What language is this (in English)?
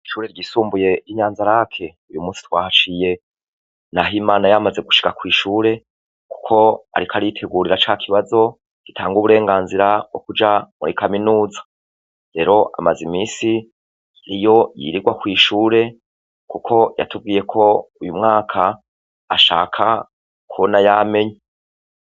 Rundi